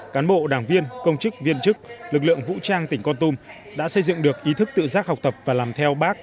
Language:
Vietnamese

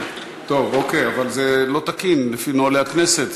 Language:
Hebrew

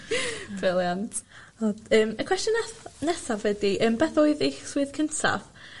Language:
Welsh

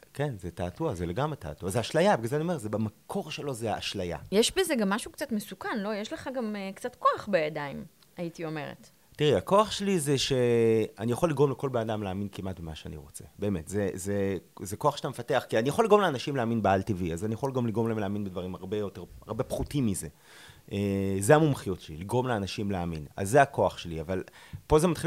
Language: Hebrew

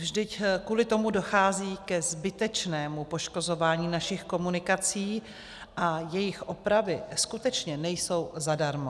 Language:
Czech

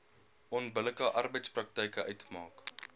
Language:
Afrikaans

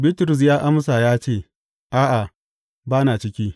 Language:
Hausa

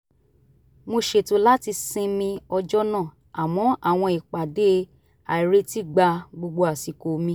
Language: Yoruba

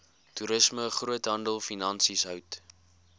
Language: Afrikaans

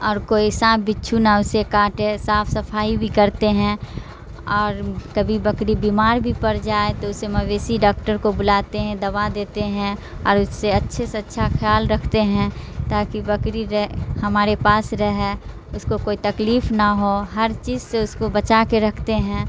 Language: Urdu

